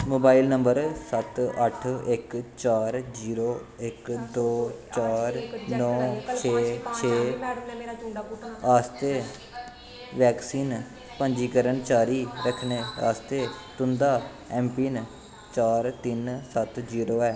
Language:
Dogri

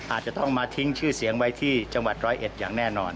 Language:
Thai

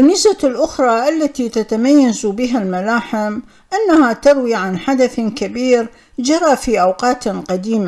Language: Arabic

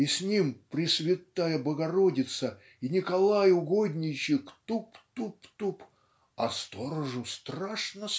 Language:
Russian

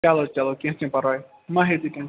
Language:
Kashmiri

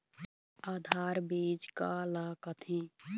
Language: Chhattisgarhi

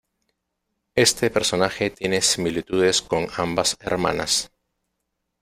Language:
Spanish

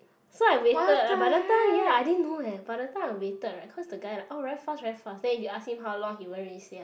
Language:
English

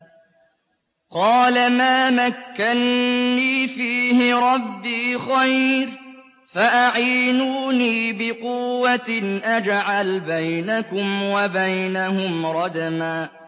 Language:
Arabic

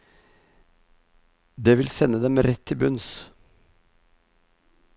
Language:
Norwegian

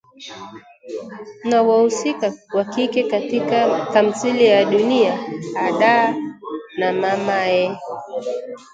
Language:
Swahili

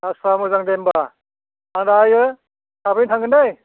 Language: Bodo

